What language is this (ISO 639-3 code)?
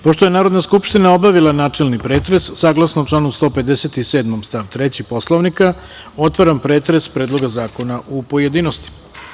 srp